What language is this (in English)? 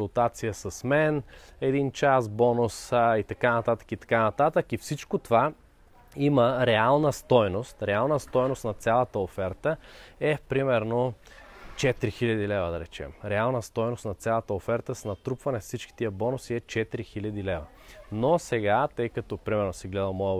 Bulgarian